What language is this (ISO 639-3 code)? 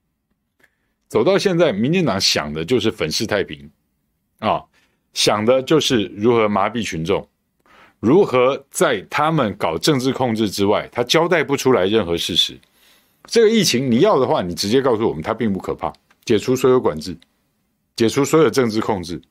zho